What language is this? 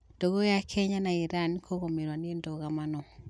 Kikuyu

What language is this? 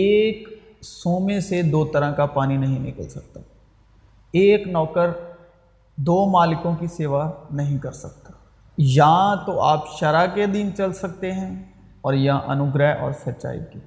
Urdu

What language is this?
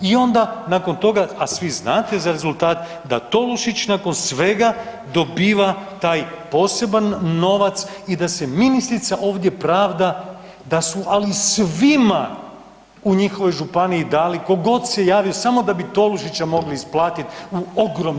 Croatian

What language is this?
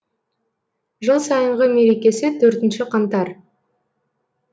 Kazakh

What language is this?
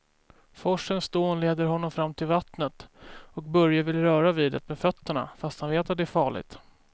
Swedish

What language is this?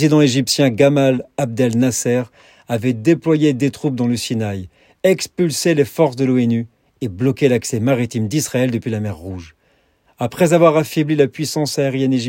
French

